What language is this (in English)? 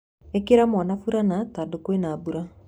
Kikuyu